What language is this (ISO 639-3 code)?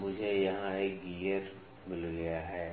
hin